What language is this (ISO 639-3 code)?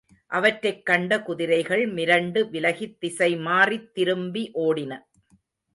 tam